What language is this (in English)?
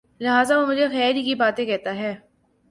Urdu